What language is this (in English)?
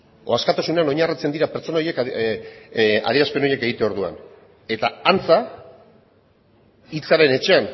Basque